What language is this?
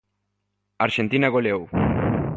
Galician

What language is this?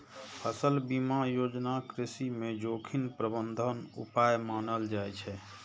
Maithili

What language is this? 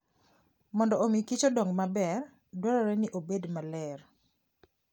Luo (Kenya and Tanzania)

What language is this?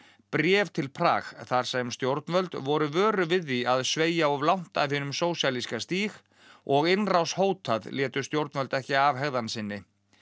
Icelandic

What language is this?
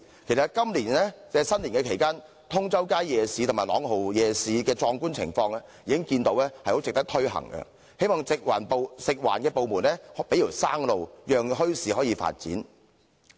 Cantonese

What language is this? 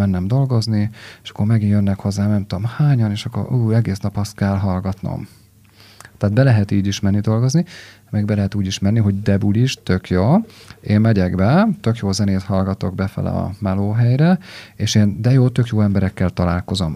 Hungarian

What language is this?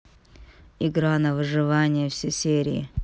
Russian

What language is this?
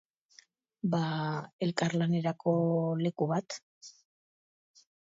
Basque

